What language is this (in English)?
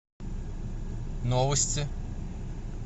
Russian